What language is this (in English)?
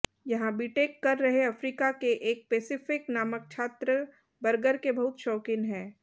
Hindi